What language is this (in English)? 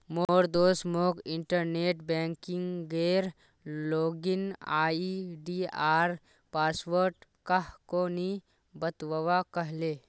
Magahi